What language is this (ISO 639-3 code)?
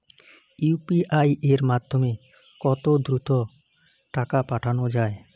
ben